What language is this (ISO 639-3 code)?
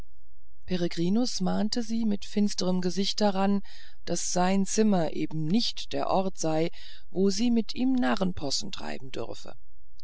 deu